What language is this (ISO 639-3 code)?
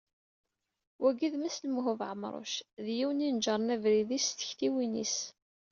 kab